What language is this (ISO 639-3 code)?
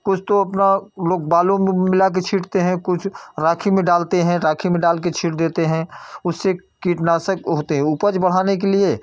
hin